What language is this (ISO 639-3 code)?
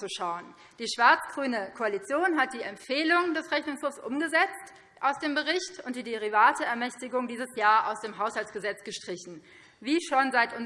deu